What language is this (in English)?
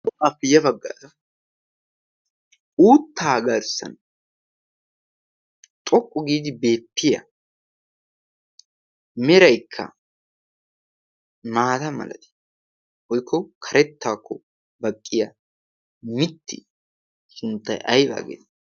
Wolaytta